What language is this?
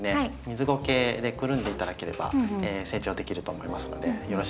Japanese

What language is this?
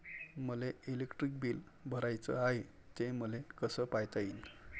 Marathi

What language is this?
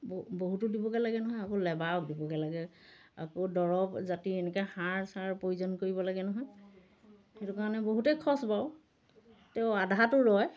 Assamese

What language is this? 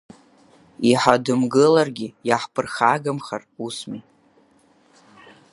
Abkhazian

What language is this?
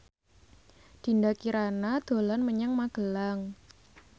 Javanese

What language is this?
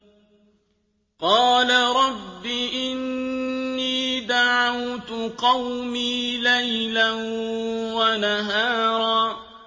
Arabic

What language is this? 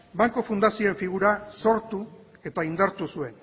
Basque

